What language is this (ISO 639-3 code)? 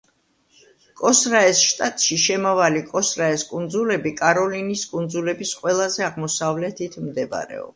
kat